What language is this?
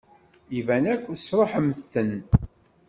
Kabyle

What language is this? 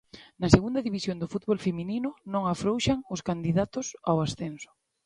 Galician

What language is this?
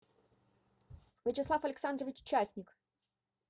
Russian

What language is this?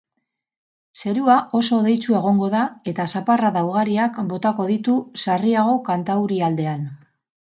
Basque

